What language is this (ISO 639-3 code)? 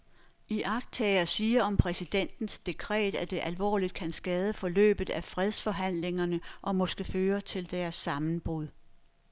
dan